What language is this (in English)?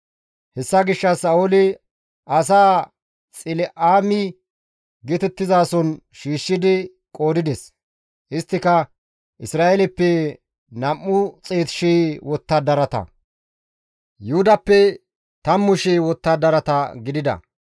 Gamo